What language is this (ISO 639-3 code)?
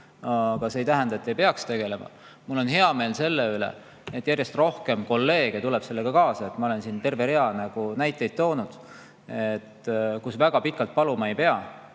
est